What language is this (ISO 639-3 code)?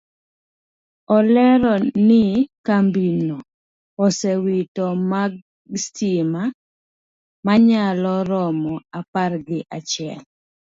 luo